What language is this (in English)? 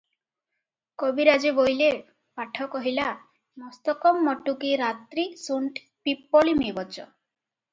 Odia